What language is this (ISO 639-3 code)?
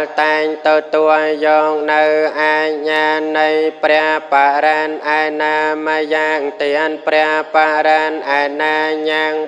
vie